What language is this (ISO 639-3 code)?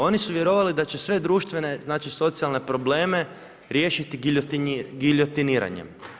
hrv